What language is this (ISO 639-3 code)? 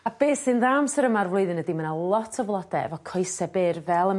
cym